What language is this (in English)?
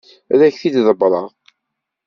Kabyle